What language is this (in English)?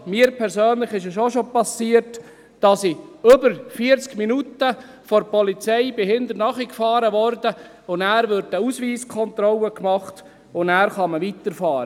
Swiss German